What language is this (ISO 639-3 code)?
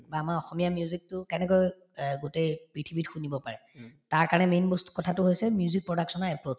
asm